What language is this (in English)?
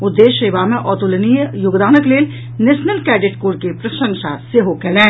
Maithili